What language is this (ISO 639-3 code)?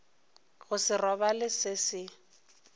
nso